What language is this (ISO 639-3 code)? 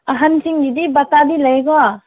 mni